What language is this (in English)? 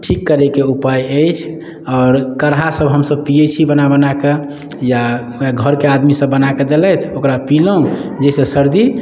Maithili